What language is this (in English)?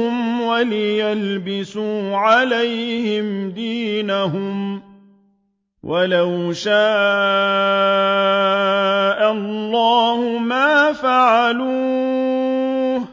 Arabic